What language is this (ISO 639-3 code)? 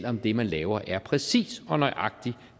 dan